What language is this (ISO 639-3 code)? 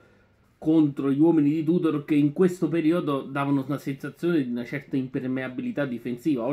ita